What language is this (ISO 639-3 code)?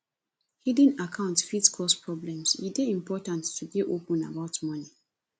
pcm